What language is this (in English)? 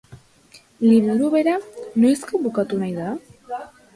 Basque